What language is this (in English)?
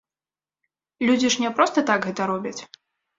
Belarusian